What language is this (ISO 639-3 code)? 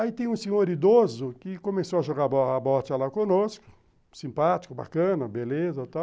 por